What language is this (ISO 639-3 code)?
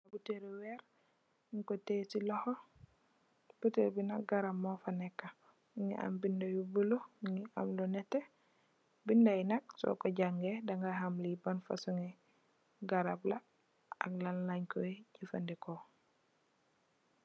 wol